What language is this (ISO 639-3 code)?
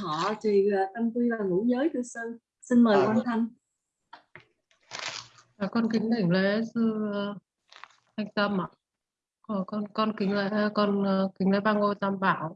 vie